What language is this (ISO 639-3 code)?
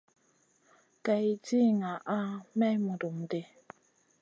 mcn